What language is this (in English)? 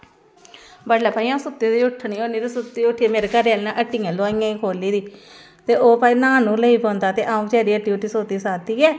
Dogri